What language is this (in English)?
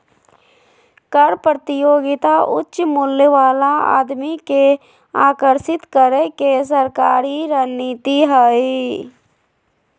Magahi